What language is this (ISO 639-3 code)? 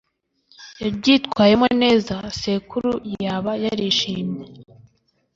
kin